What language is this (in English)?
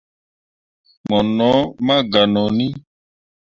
Mundang